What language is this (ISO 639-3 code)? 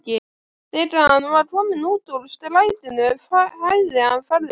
isl